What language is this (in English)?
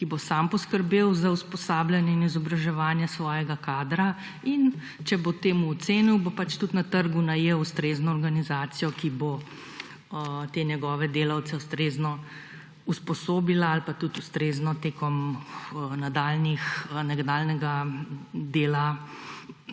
Slovenian